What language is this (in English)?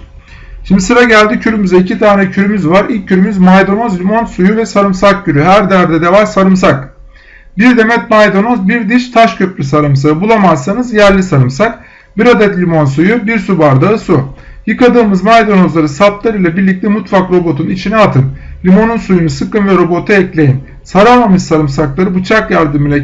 Turkish